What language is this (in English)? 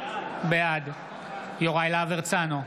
Hebrew